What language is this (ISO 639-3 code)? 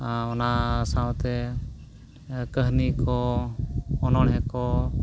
sat